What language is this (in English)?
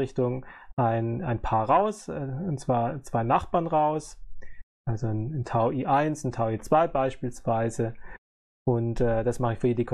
German